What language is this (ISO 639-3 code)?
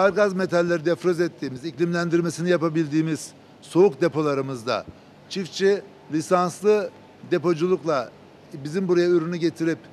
tur